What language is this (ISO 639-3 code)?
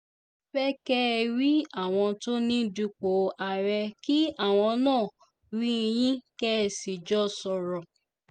yor